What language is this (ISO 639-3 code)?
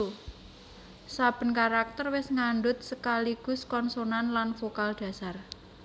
jav